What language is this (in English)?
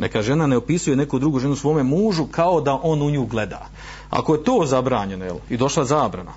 Croatian